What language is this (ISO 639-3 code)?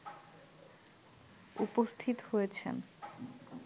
ben